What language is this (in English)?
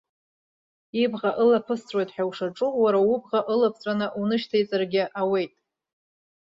Abkhazian